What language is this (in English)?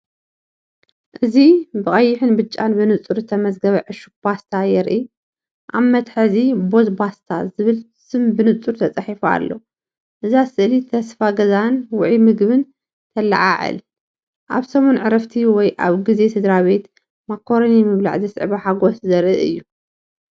Tigrinya